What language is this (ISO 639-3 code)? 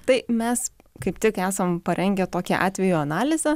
lit